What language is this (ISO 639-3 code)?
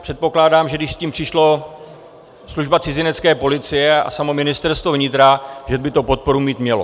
ces